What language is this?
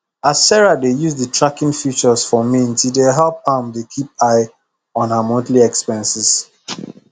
Nigerian Pidgin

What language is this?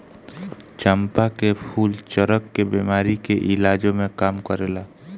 Bhojpuri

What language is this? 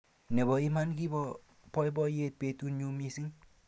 Kalenjin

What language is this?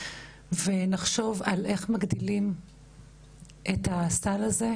Hebrew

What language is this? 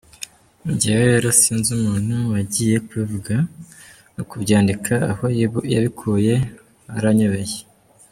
Kinyarwanda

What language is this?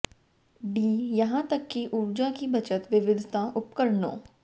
Hindi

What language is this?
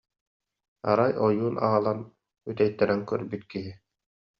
Yakut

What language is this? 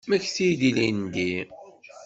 Kabyle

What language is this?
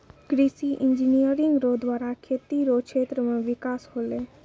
Maithili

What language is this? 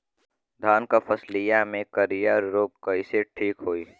Bhojpuri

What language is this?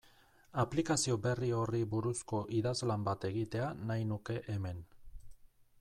Basque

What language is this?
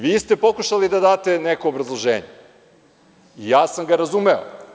Serbian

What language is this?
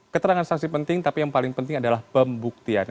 Indonesian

